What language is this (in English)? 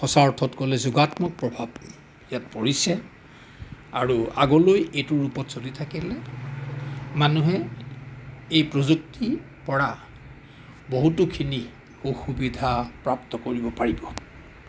Assamese